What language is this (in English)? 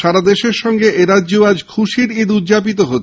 Bangla